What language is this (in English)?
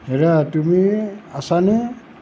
Assamese